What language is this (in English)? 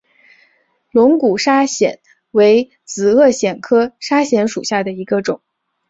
Chinese